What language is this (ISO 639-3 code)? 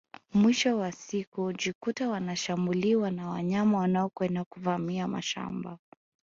swa